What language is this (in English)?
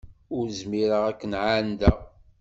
Kabyle